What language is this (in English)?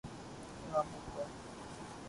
Urdu